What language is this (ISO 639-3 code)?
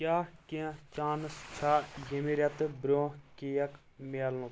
kas